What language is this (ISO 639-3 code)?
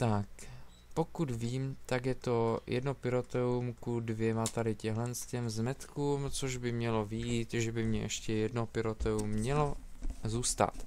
ces